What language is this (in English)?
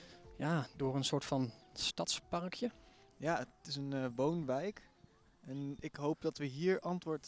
Dutch